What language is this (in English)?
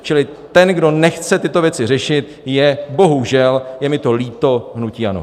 Czech